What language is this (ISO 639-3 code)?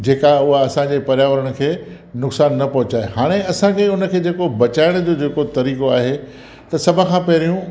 snd